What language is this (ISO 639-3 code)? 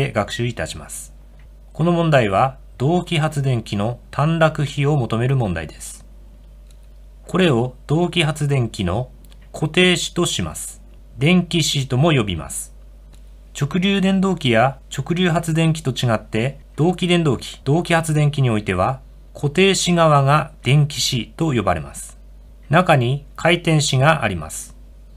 jpn